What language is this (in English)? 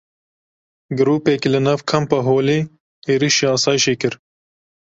Kurdish